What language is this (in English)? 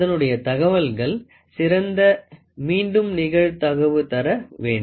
Tamil